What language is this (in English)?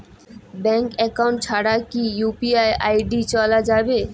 Bangla